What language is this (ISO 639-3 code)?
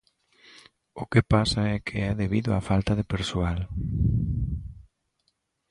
glg